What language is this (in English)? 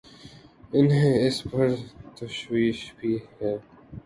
Urdu